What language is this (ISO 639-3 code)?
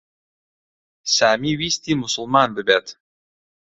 ckb